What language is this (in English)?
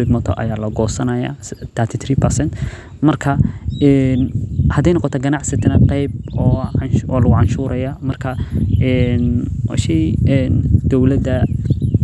Somali